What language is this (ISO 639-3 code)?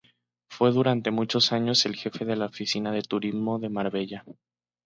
spa